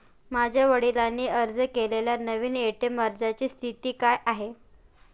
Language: Marathi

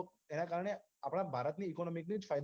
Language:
Gujarati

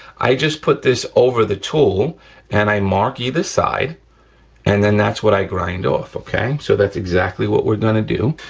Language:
English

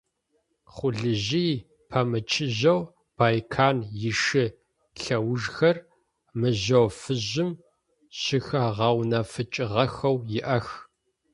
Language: Adyghe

